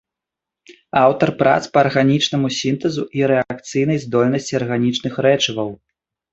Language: Belarusian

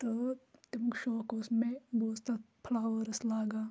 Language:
Kashmiri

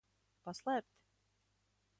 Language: Latvian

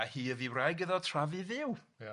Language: Welsh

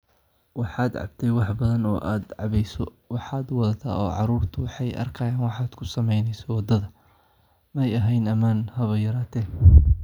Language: Somali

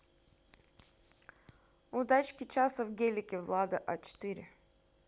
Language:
Russian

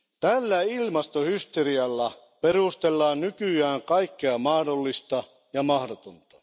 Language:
Finnish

